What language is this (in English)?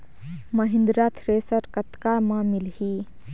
Chhattisgarhi